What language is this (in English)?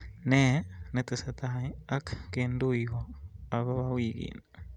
Kalenjin